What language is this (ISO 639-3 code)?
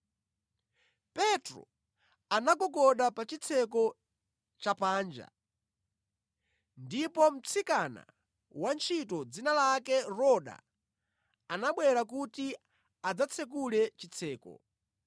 nya